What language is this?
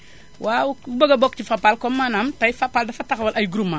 Wolof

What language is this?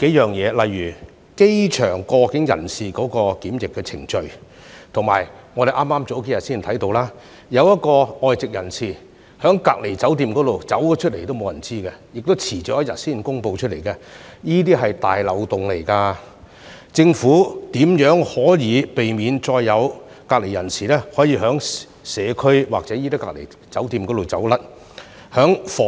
Cantonese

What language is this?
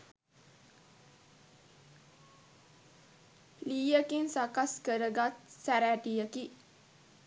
Sinhala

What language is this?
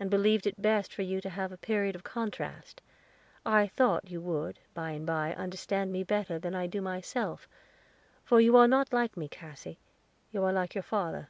English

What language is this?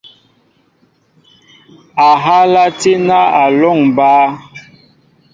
Mbo (Cameroon)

